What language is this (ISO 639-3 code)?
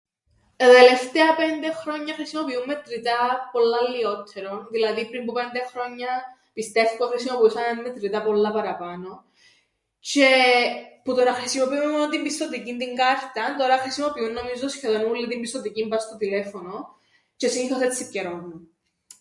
ell